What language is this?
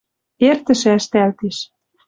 Western Mari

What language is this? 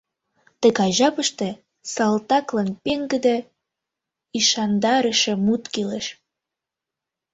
Mari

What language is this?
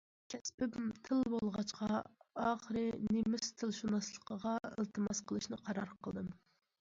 Uyghur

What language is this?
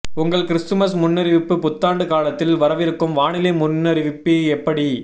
Tamil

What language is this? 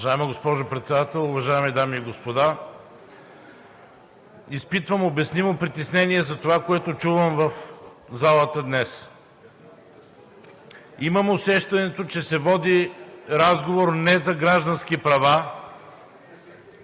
Bulgarian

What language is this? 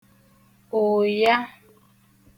Igbo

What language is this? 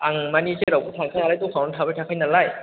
Bodo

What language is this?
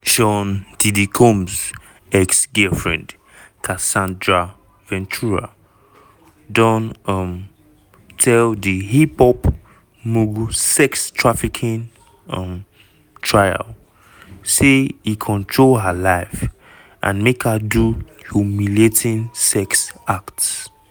Nigerian Pidgin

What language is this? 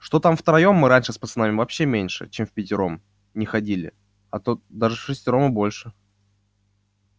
Russian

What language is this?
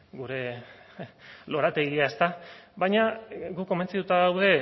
Basque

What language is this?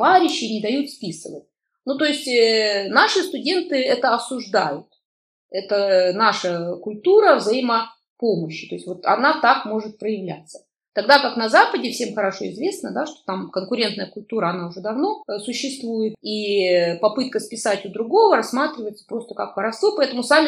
Russian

